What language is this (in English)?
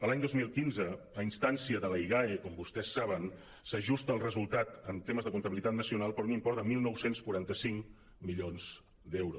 Catalan